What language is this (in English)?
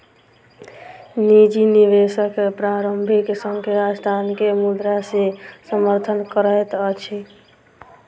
Maithili